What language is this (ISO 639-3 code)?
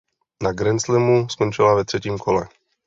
ces